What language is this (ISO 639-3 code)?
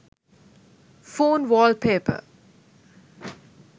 sin